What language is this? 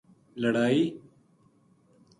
Gujari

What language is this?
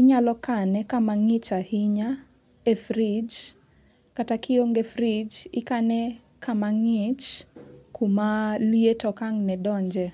Luo (Kenya and Tanzania)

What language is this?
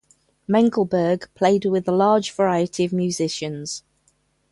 English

